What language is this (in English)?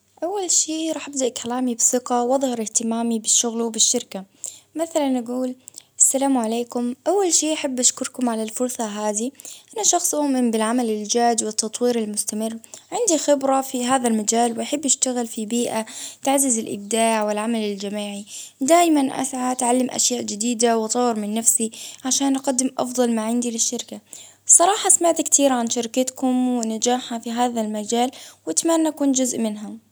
Baharna Arabic